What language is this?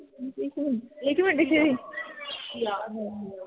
Punjabi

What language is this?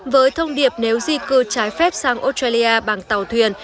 Vietnamese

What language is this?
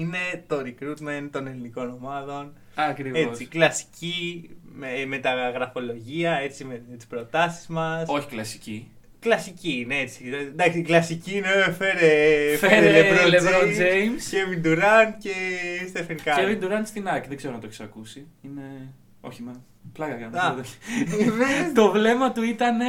Greek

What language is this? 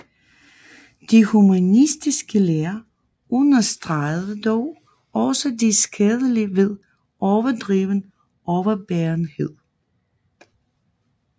Danish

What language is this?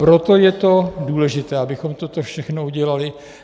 Czech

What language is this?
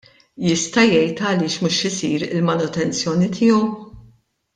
Maltese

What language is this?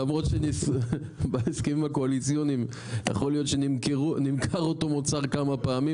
Hebrew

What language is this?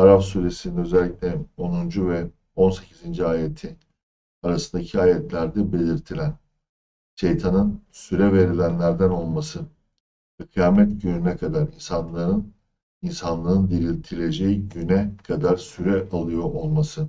Turkish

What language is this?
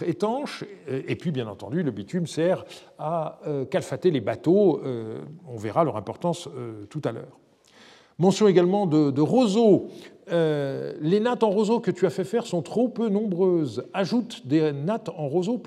French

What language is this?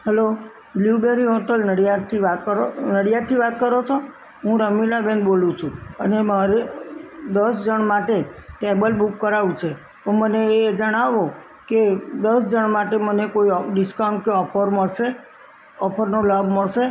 Gujarati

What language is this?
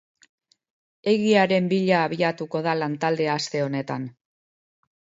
Basque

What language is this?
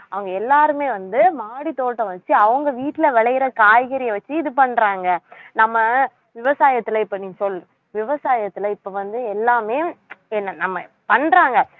Tamil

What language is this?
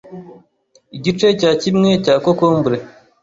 Kinyarwanda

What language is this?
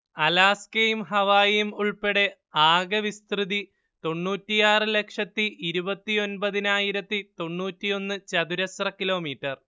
Malayalam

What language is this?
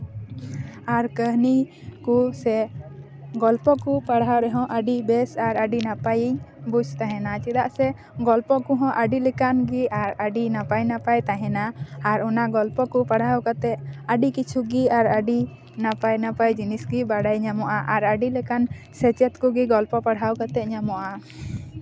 Santali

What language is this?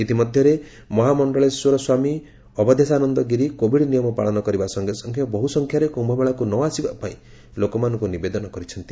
Odia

